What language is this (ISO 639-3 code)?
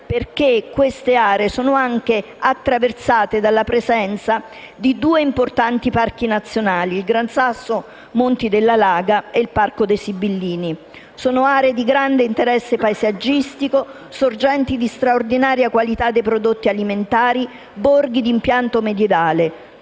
ita